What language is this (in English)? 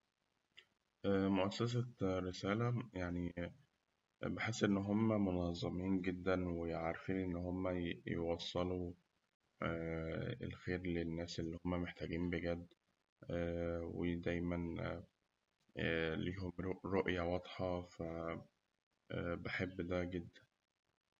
Egyptian Arabic